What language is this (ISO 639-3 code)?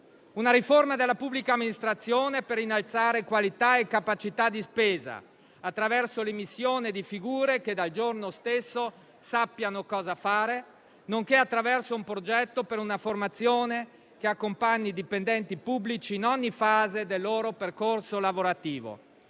ita